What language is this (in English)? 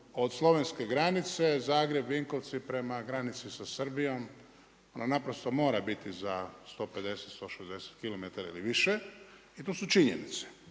Croatian